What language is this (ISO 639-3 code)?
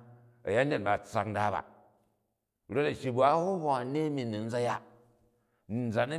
kaj